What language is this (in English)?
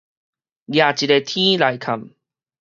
Min Nan Chinese